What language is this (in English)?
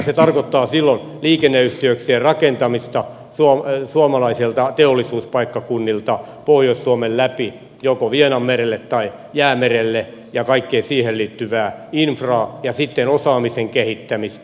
Finnish